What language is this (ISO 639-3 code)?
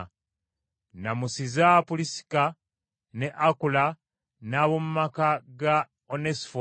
lug